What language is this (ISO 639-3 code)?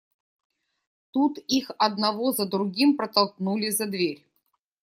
rus